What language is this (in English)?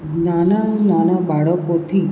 Gujarati